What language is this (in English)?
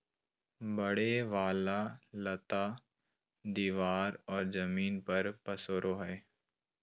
Magahi